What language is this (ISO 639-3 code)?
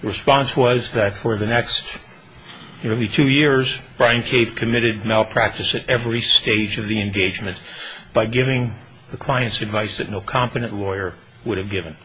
eng